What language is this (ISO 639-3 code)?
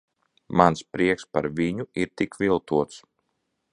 lav